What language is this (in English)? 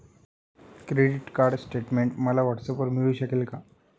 Marathi